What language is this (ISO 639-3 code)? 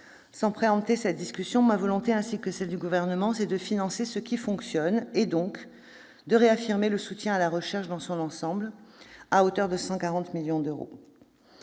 fra